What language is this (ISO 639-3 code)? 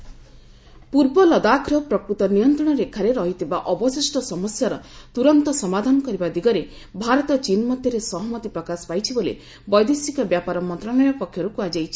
ori